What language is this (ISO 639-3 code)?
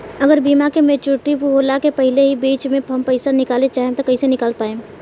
bho